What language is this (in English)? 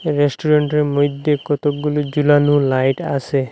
Bangla